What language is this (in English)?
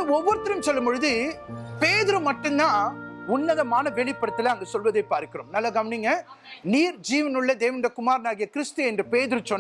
Tamil